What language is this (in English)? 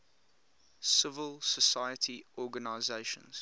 English